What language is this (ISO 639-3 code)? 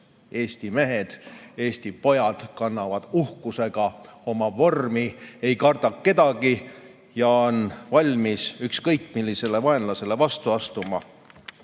est